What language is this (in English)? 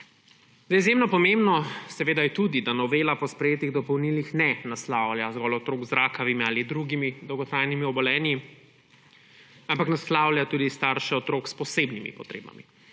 Slovenian